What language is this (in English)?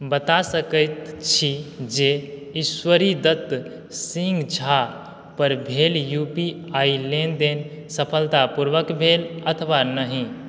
Maithili